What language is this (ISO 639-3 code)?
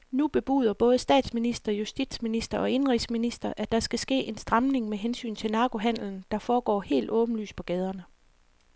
dan